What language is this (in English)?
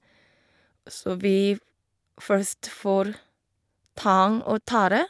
Norwegian